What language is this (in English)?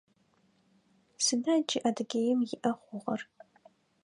Adyghe